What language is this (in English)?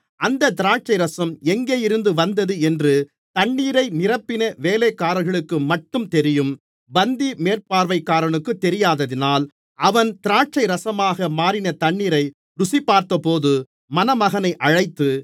Tamil